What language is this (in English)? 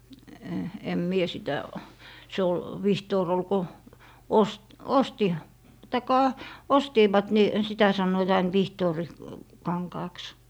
Finnish